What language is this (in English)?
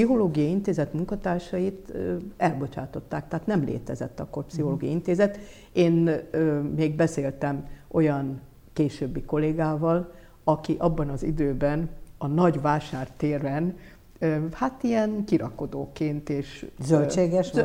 Hungarian